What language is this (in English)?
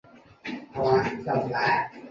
Chinese